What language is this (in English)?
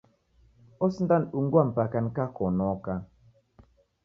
Taita